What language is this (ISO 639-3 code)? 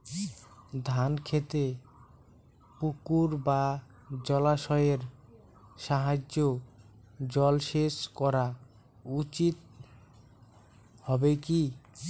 ben